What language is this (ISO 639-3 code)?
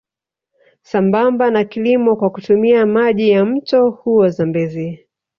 swa